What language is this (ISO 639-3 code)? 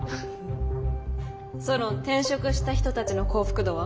jpn